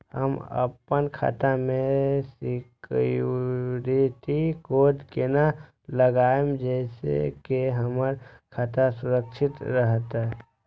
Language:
Maithili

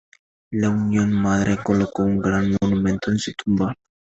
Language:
Spanish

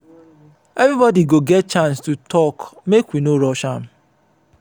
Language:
Nigerian Pidgin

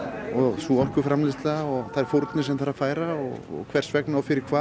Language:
Icelandic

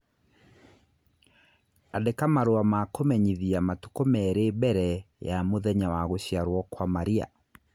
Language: Kikuyu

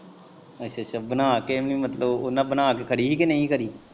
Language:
Punjabi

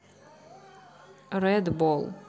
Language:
Russian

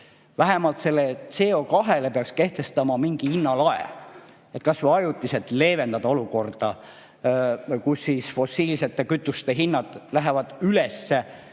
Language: Estonian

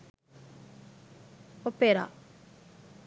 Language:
Sinhala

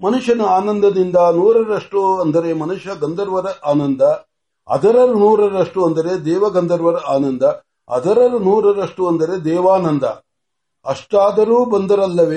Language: Marathi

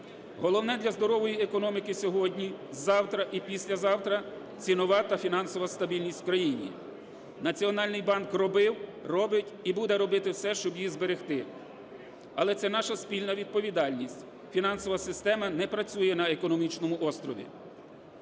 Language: Ukrainian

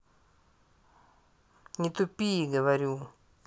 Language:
Russian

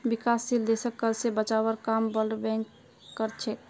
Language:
Magahi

